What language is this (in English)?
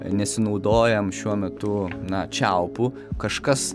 Lithuanian